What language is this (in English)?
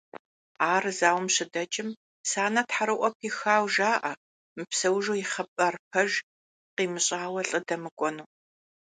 Kabardian